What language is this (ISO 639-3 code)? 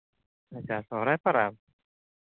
sat